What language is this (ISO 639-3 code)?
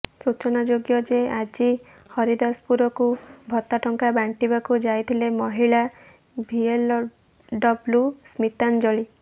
ori